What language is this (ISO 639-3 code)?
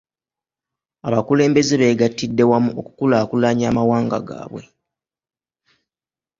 lug